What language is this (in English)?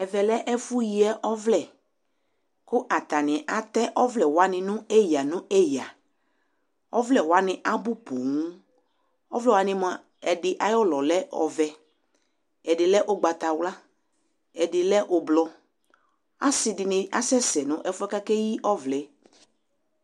Ikposo